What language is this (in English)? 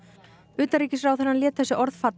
Icelandic